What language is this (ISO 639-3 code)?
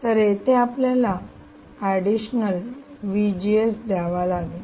mar